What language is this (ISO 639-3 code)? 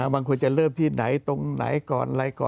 tha